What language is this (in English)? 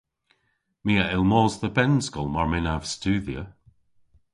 Cornish